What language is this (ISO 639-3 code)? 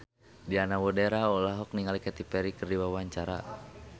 sun